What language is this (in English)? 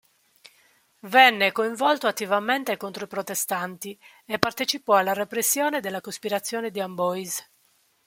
Italian